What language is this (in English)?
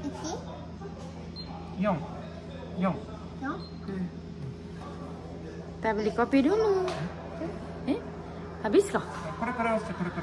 Indonesian